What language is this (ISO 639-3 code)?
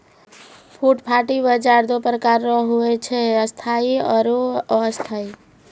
mai